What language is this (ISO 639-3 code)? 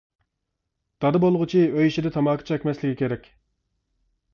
uig